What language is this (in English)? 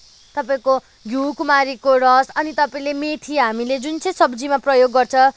Nepali